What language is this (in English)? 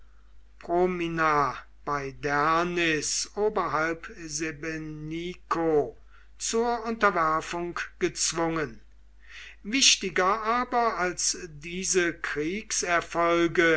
German